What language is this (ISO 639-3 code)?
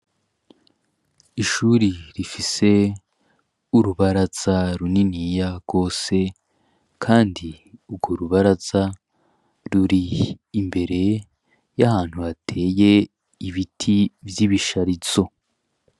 run